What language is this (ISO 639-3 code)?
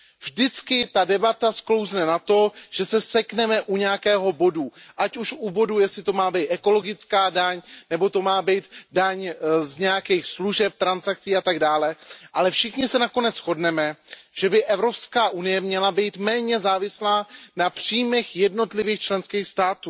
ces